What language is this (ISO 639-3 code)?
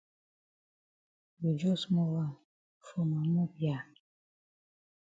wes